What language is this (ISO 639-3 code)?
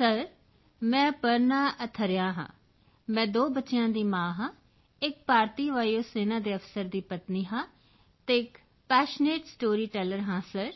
pan